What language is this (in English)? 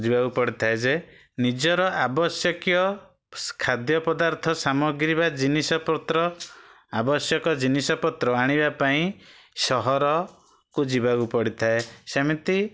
Odia